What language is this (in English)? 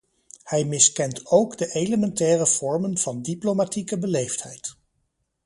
Dutch